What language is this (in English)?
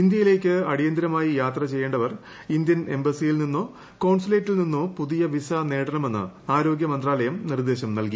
Malayalam